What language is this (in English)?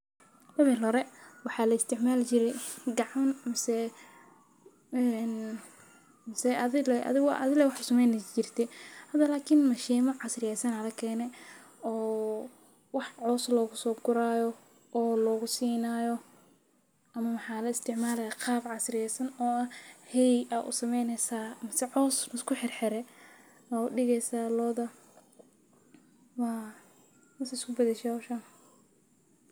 Somali